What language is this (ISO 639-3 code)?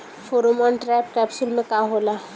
bho